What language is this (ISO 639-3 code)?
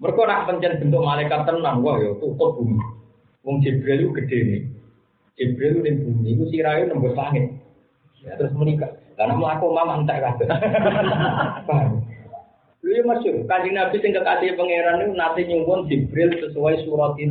ind